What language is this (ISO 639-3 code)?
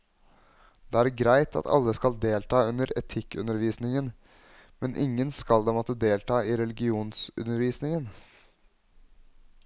nor